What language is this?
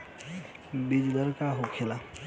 Bhojpuri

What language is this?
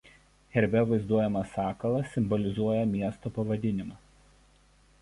Lithuanian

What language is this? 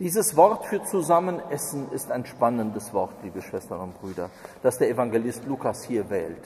German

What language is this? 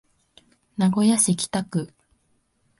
Japanese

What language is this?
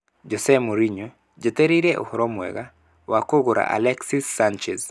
Kikuyu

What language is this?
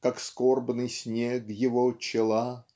Russian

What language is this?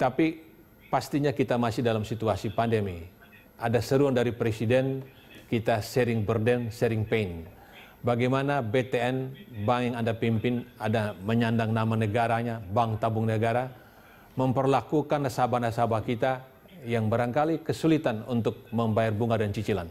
Indonesian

